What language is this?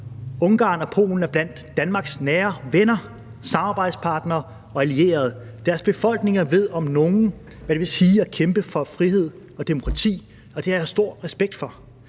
Danish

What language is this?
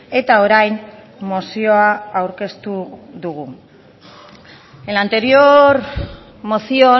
Basque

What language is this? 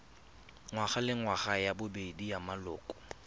Tswana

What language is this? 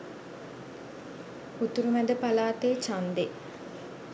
Sinhala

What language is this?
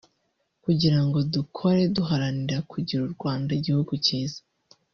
Kinyarwanda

